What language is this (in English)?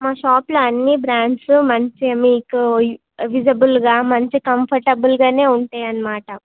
Telugu